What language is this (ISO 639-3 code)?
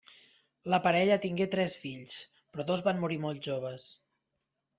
cat